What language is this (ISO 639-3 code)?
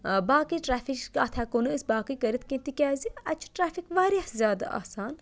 kas